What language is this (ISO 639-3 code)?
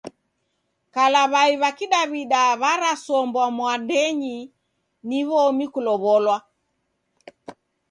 dav